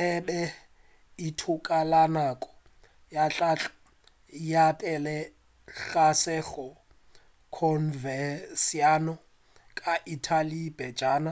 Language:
Northern Sotho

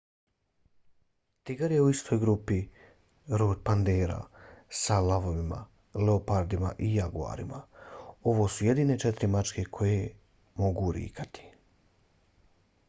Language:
Bosnian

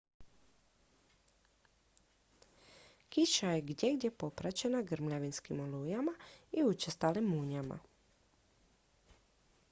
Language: Croatian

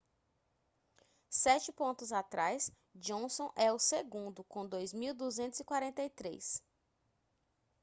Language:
Portuguese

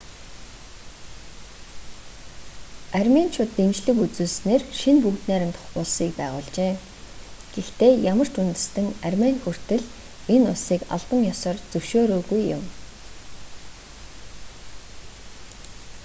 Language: Mongolian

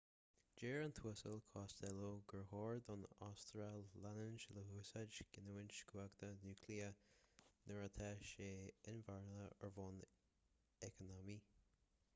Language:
Irish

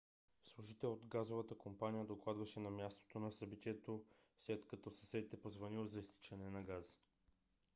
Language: Bulgarian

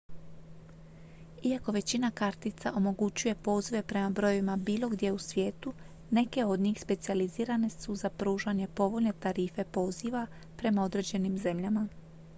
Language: Croatian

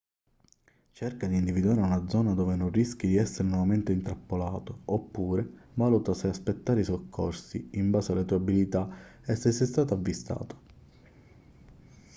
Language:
Italian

